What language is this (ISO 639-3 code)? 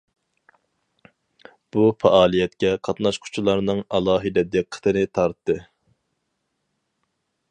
uig